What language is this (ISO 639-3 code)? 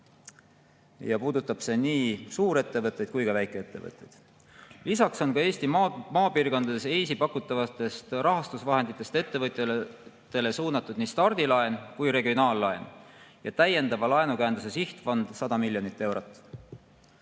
est